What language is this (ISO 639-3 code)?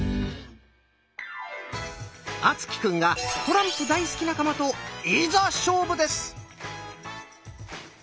jpn